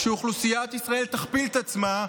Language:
Hebrew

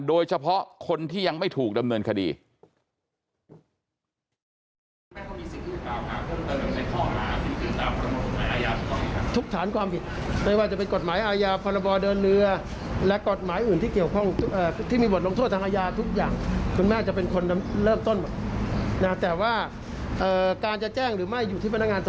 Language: Thai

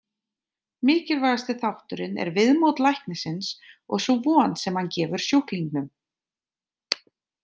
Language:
Icelandic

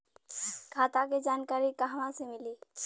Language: Bhojpuri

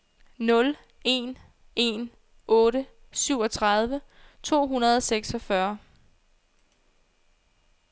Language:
Danish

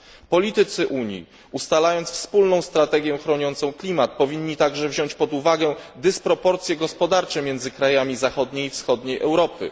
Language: Polish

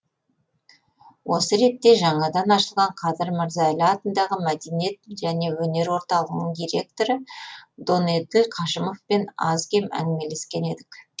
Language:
Kazakh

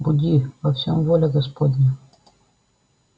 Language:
Russian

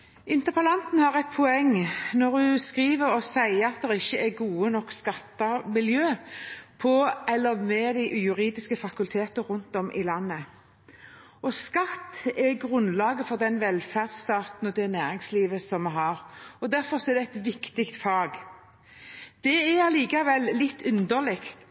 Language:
Norwegian Bokmål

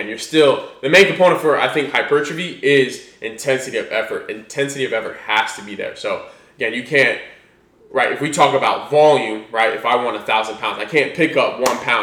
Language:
English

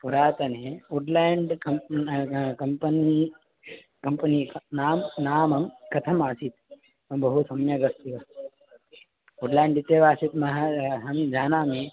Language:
Sanskrit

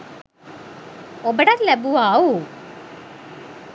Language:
Sinhala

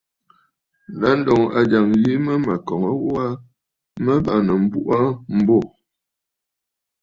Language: Bafut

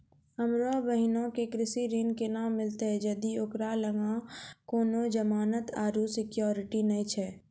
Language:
Maithili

